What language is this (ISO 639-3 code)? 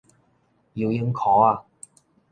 nan